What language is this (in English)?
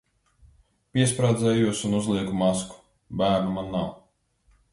Latvian